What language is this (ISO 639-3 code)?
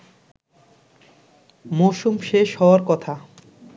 ben